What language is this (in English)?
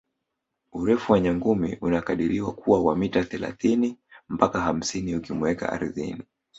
Swahili